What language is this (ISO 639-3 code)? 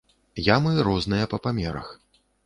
bel